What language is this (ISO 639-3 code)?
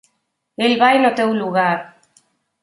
glg